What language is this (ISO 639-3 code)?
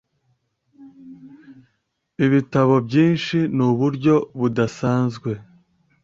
kin